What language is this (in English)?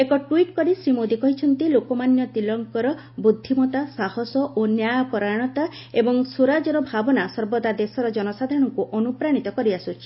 Odia